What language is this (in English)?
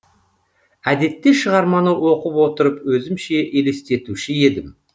Kazakh